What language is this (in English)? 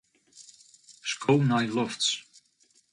Western Frisian